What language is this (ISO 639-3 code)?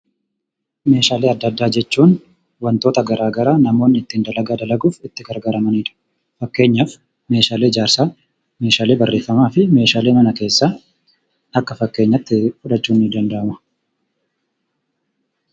orm